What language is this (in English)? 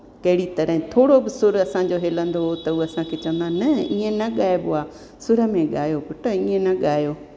Sindhi